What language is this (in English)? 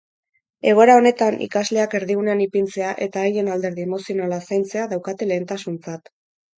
Basque